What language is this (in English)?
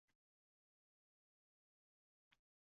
Uzbek